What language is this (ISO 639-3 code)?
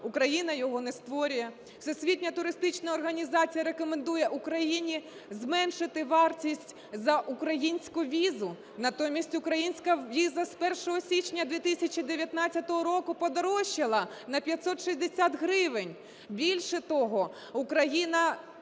ukr